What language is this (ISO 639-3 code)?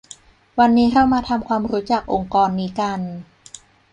tha